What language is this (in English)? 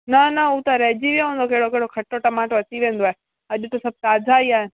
Sindhi